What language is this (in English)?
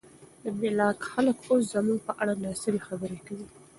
Pashto